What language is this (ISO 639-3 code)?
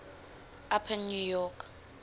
eng